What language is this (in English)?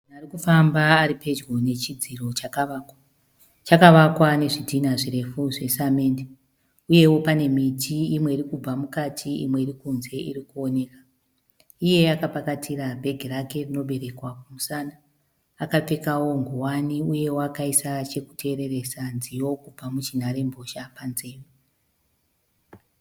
Shona